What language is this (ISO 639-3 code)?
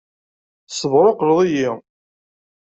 kab